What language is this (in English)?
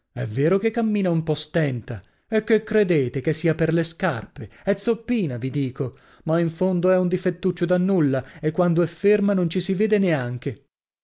Italian